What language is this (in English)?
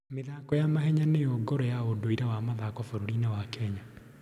Kikuyu